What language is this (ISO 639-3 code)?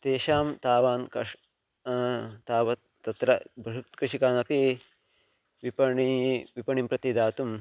san